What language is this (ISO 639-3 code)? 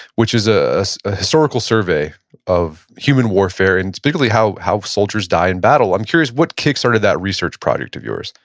eng